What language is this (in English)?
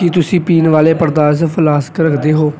Punjabi